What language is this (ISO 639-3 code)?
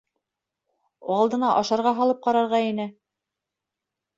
bak